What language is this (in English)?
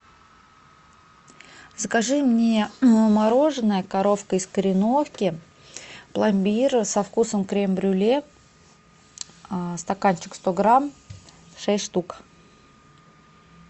Russian